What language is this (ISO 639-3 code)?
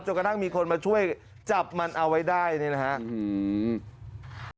tha